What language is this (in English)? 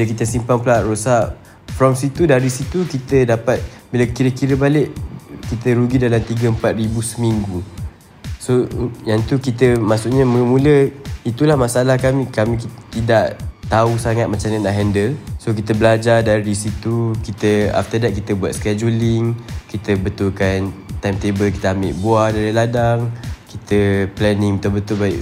Malay